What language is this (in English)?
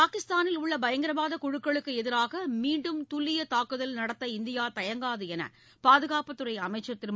Tamil